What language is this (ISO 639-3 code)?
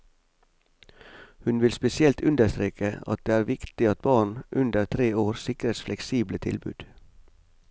nor